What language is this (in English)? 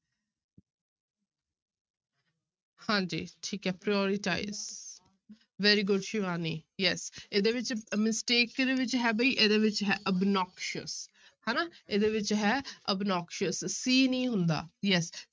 Punjabi